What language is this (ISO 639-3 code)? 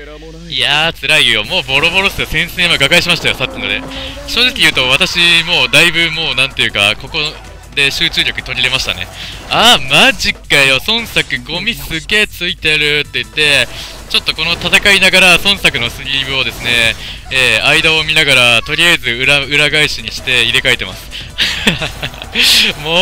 jpn